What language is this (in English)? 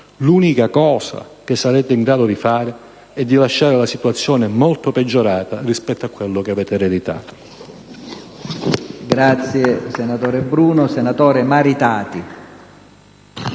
Italian